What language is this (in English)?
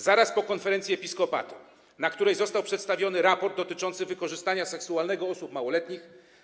Polish